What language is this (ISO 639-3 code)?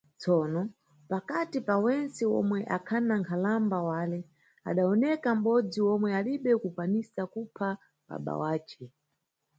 nyu